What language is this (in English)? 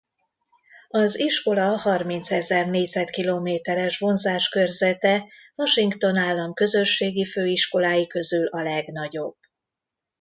Hungarian